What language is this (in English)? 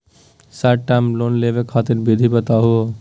Magahi